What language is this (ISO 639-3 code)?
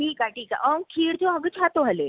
snd